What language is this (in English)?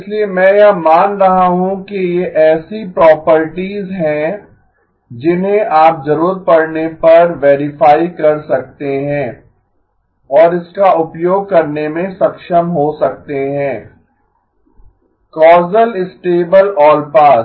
Hindi